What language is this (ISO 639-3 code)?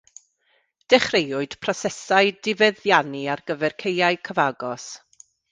cym